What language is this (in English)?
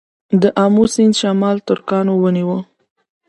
Pashto